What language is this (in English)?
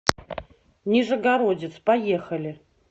Russian